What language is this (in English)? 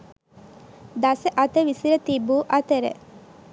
Sinhala